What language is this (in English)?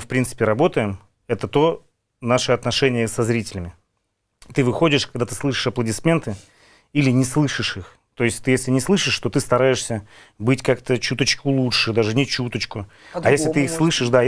Russian